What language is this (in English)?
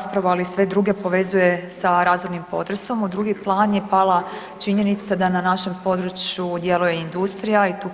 Croatian